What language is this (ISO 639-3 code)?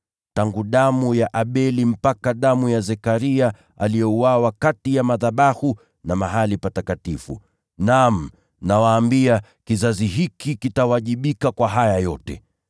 swa